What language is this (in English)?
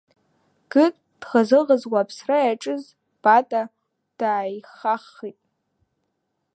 Abkhazian